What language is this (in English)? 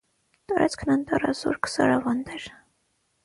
Armenian